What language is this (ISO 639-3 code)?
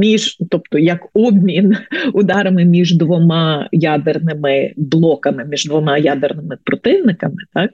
ukr